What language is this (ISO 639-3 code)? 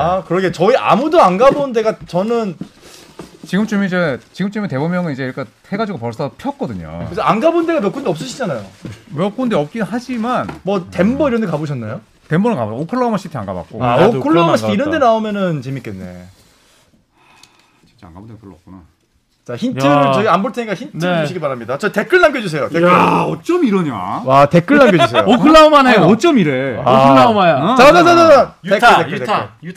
kor